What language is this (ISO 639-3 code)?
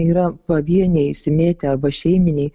lit